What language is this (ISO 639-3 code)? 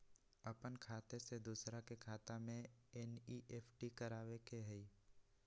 mag